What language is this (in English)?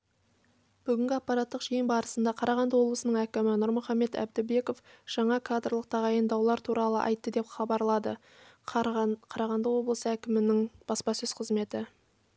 Kazakh